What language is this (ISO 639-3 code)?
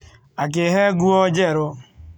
kik